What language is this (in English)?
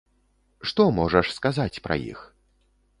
Belarusian